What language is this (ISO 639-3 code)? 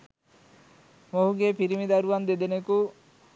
sin